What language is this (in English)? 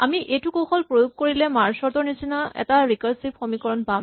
Assamese